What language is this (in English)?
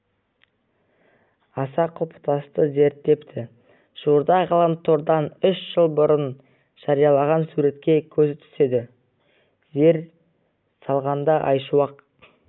Kazakh